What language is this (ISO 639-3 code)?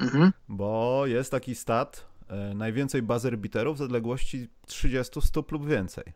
pol